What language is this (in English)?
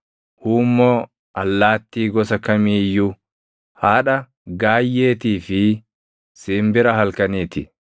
Oromo